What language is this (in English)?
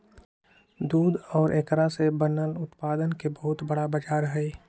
Magahi